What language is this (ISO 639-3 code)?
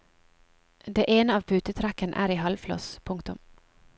nor